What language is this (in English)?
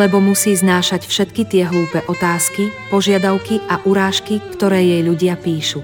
Slovak